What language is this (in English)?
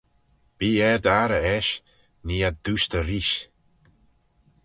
Manx